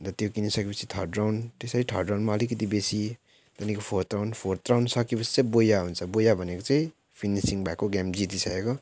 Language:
Nepali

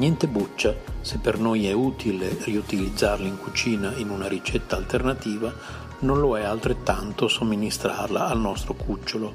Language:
Italian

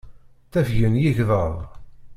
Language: Kabyle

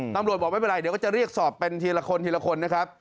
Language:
Thai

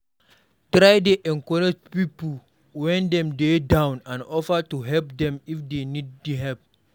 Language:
Nigerian Pidgin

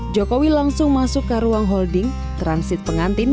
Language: Indonesian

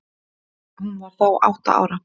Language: Icelandic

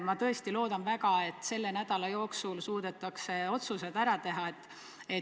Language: Estonian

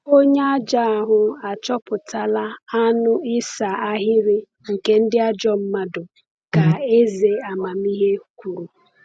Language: Igbo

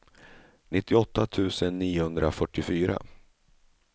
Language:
Swedish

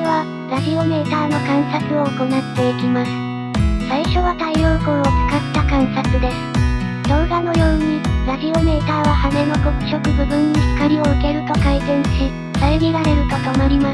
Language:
Japanese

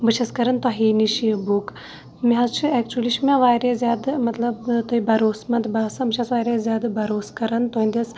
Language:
Kashmiri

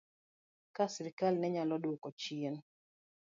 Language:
Luo (Kenya and Tanzania)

